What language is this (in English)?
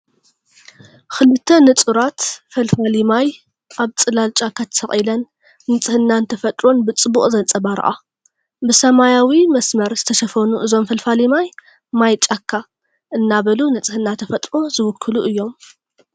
Tigrinya